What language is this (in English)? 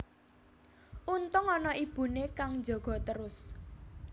Javanese